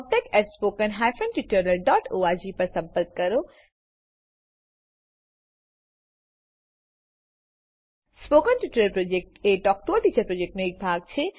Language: Gujarati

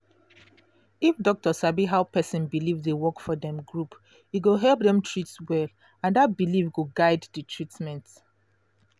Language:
Nigerian Pidgin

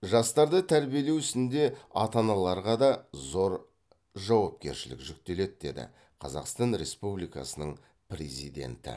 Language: Kazakh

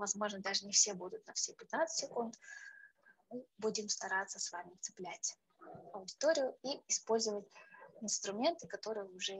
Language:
Russian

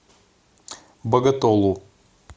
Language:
Russian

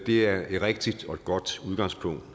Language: Danish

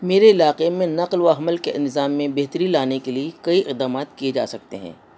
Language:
Urdu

